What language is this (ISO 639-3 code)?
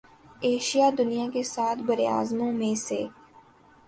urd